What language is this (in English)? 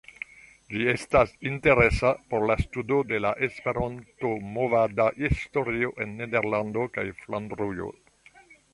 Esperanto